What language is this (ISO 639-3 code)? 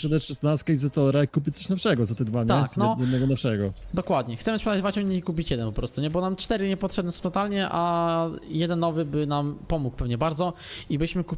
pol